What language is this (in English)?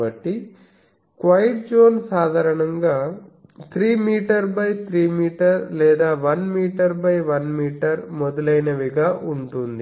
Telugu